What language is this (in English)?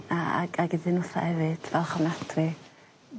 Welsh